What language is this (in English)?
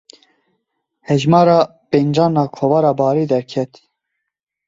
Kurdish